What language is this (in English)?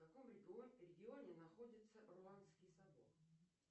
Russian